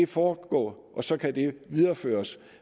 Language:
Danish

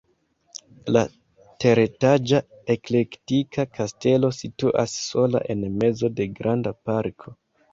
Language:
Esperanto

